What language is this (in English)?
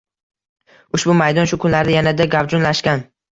Uzbek